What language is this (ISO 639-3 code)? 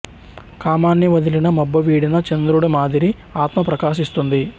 tel